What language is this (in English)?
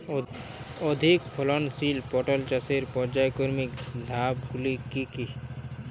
Bangla